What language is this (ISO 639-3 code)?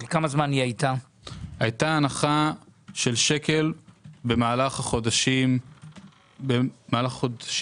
heb